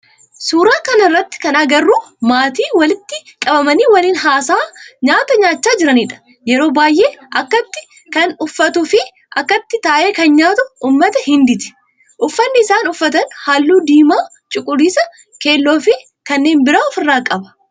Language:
Oromo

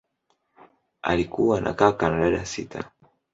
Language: Swahili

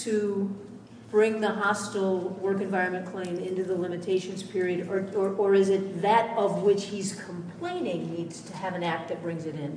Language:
English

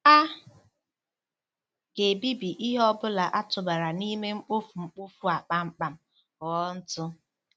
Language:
Igbo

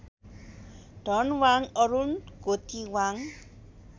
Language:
Nepali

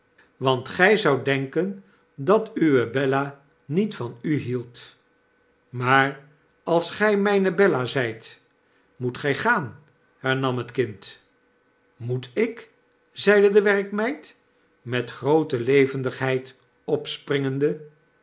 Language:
Dutch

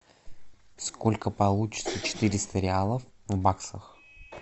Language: Russian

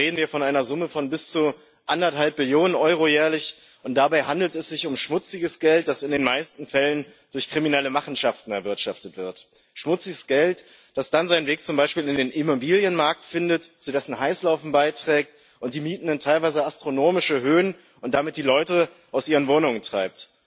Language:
German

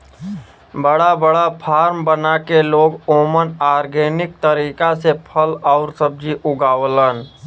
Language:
Bhojpuri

